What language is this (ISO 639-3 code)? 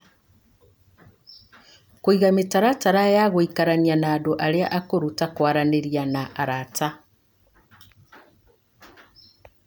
kik